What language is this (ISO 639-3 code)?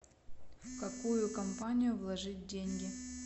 rus